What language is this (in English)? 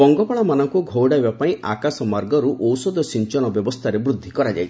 Odia